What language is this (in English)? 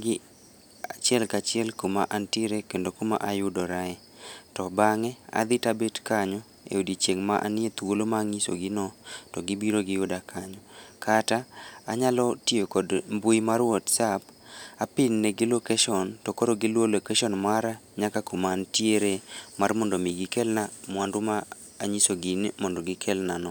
Luo (Kenya and Tanzania)